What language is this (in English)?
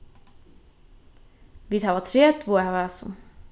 Faroese